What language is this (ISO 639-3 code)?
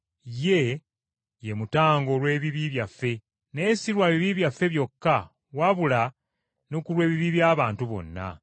lug